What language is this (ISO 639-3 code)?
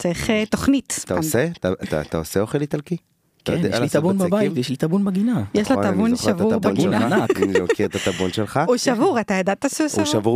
heb